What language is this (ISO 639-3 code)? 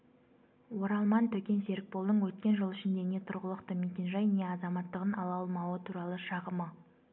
kaz